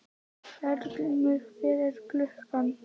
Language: Icelandic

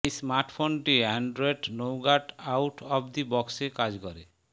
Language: Bangla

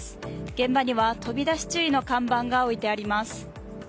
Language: Japanese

